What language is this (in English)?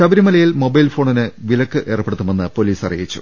Malayalam